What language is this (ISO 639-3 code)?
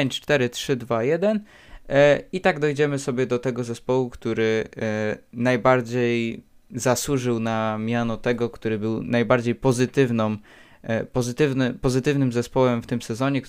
pol